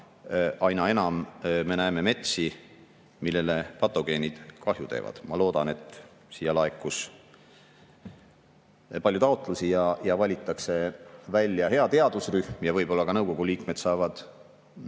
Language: Estonian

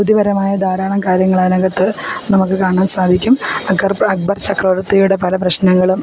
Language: Malayalam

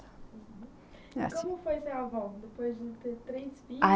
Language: Portuguese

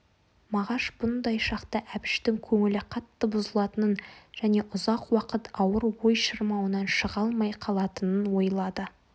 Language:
Kazakh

